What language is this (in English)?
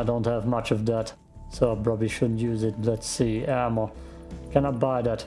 English